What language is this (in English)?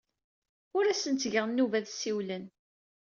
Kabyle